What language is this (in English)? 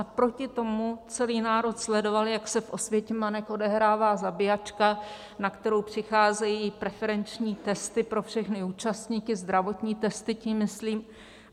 Czech